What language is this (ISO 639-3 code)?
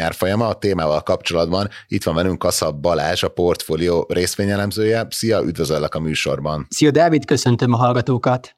hun